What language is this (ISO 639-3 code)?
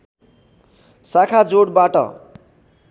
nep